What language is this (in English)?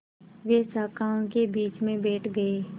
Hindi